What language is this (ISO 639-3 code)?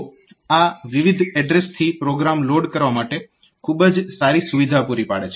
guj